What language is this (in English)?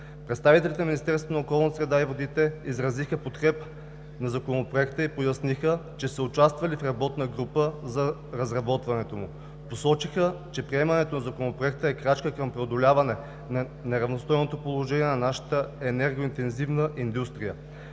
Bulgarian